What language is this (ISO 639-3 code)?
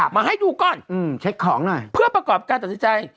tha